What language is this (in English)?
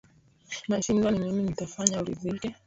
Swahili